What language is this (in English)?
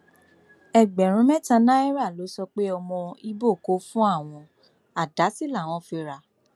Yoruba